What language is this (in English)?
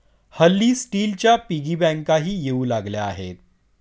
Marathi